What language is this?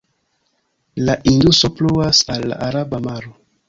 Esperanto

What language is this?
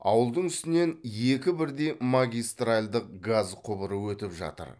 Kazakh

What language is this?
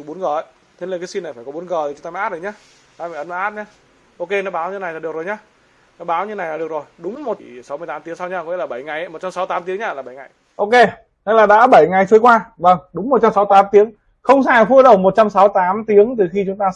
Vietnamese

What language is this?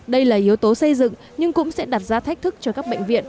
Vietnamese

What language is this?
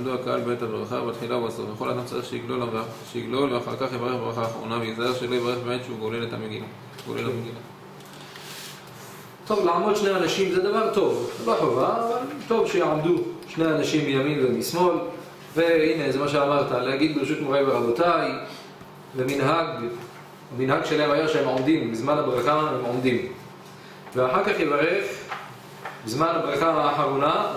Hebrew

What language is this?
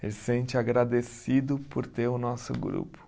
Portuguese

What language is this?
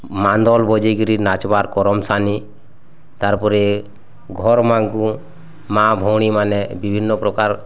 Odia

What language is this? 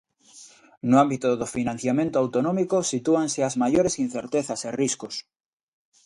Galician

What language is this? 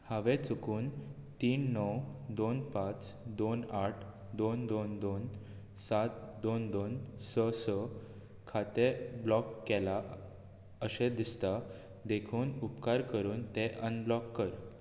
Konkani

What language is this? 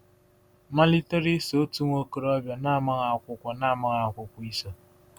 Igbo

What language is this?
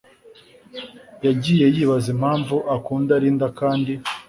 Kinyarwanda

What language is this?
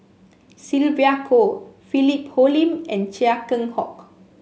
English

